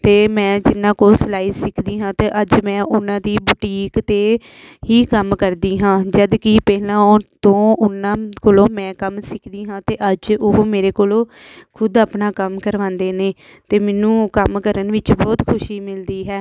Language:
Punjabi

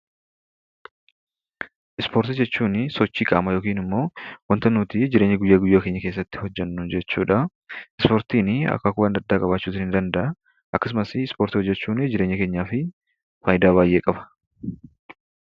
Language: Oromo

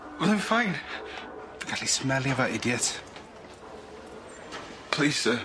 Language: Welsh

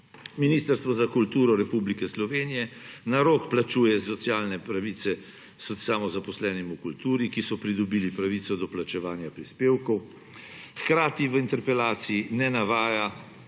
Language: Slovenian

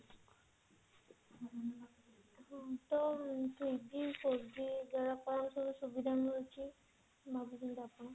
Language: Odia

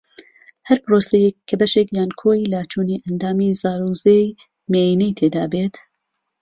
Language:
Central Kurdish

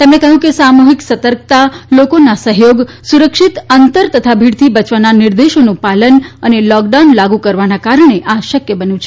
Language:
Gujarati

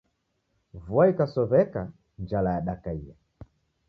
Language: Taita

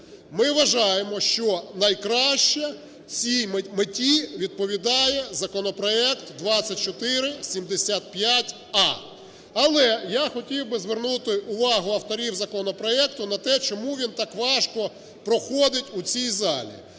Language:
Ukrainian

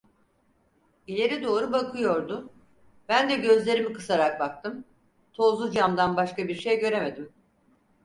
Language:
Turkish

